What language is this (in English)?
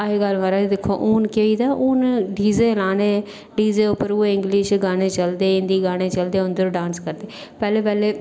Dogri